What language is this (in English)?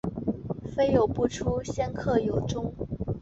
Chinese